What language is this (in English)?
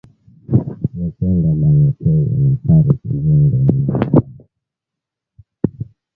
Swahili